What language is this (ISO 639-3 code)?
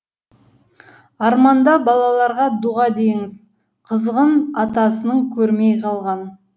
kaz